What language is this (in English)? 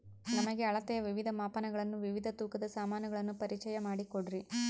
Kannada